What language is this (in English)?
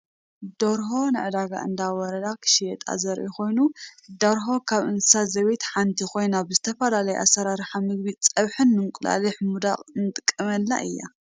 Tigrinya